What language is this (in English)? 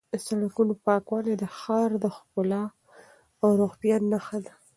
Pashto